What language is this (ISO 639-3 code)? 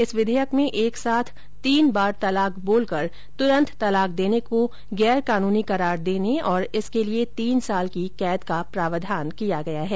hin